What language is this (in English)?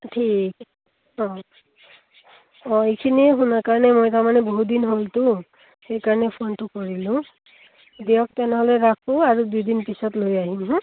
Assamese